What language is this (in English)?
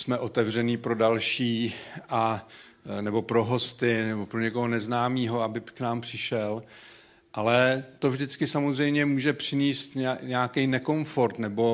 Czech